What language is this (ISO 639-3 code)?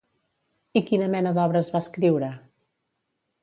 cat